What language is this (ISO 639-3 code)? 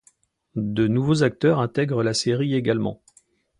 fra